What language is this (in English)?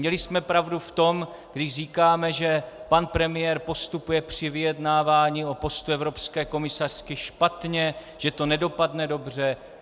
Czech